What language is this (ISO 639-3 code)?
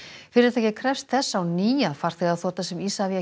isl